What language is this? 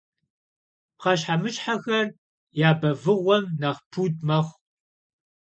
Kabardian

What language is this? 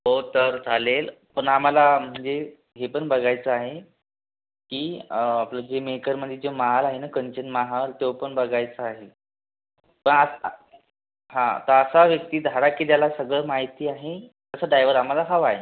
Marathi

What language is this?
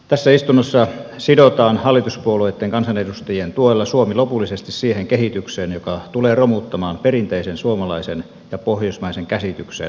Finnish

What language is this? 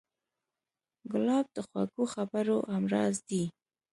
Pashto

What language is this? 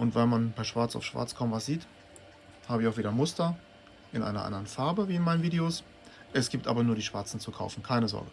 German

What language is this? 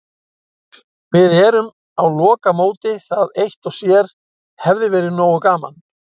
Icelandic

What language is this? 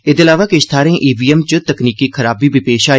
Dogri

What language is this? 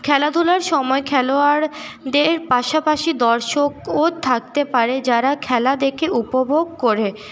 Bangla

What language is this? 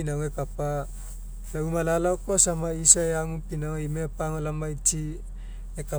Mekeo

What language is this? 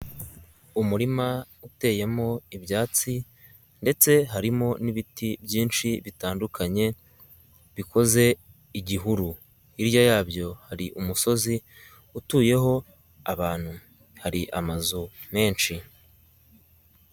Kinyarwanda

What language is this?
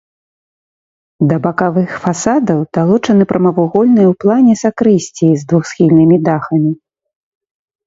Belarusian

